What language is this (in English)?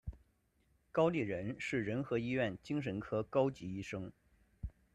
Chinese